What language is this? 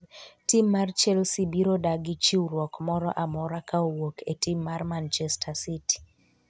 Luo (Kenya and Tanzania)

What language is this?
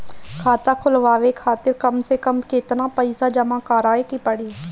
Bhojpuri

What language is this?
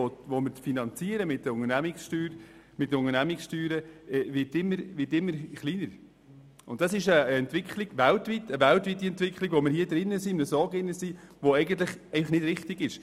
Swiss German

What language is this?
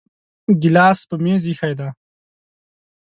Pashto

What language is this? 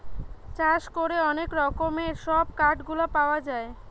Bangla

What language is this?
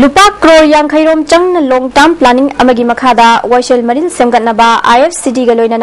Arabic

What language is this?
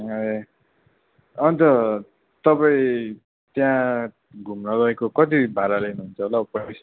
Nepali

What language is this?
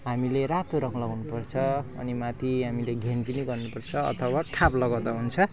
Nepali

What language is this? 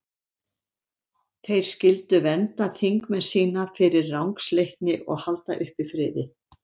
Icelandic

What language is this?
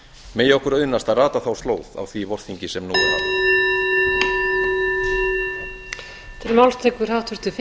Icelandic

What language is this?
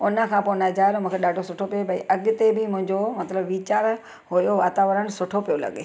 Sindhi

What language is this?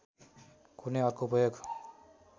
Nepali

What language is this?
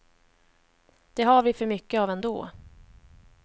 Swedish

